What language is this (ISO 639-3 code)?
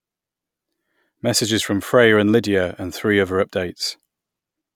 eng